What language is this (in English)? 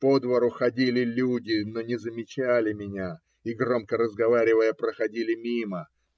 Russian